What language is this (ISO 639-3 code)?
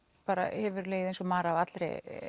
isl